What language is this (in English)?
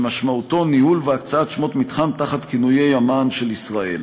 Hebrew